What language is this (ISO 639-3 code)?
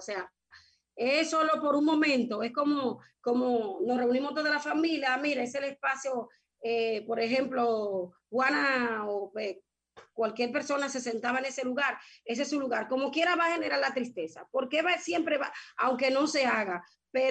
spa